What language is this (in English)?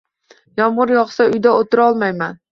Uzbek